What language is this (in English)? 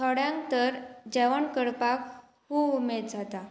Konkani